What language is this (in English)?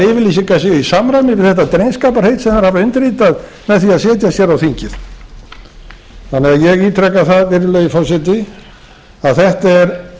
Icelandic